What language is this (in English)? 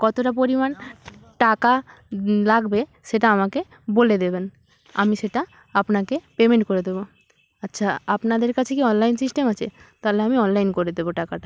Bangla